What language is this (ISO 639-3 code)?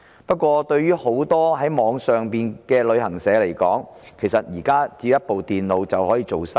yue